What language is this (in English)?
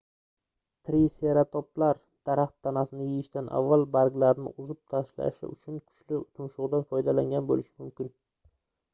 Uzbek